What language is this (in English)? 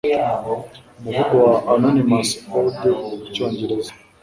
Kinyarwanda